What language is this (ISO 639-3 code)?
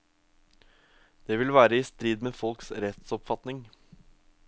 nor